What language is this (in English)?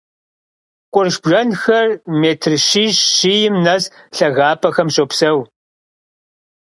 Kabardian